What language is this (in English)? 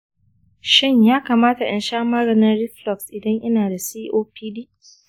Hausa